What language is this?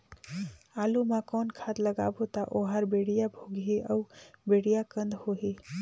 Chhattisgarhi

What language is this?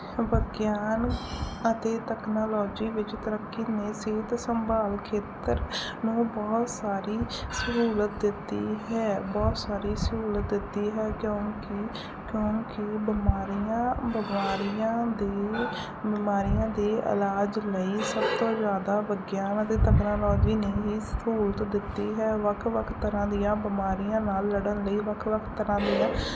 Punjabi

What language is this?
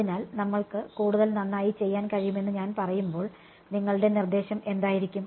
Malayalam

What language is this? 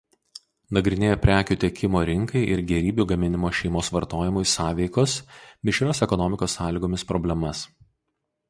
Lithuanian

